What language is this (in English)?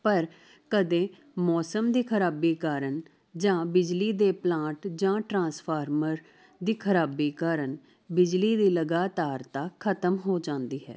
Punjabi